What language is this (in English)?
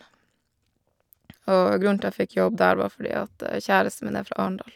Norwegian